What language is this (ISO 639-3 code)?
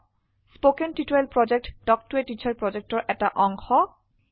asm